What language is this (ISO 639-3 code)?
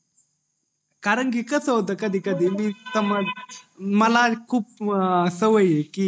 mar